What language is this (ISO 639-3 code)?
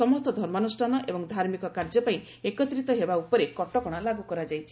ori